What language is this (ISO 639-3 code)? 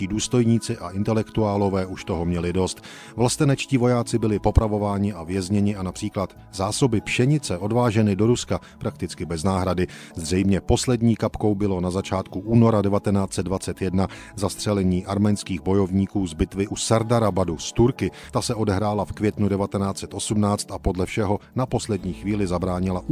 ces